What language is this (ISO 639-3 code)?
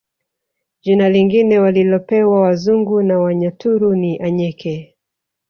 swa